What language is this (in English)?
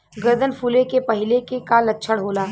Bhojpuri